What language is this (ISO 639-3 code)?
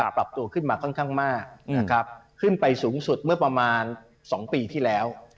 tha